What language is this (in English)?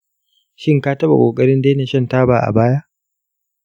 Hausa